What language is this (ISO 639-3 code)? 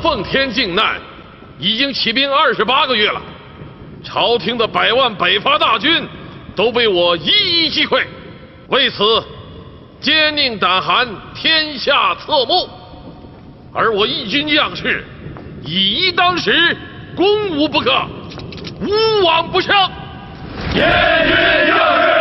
zho